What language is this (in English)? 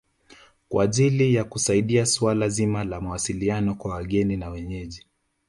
Swahili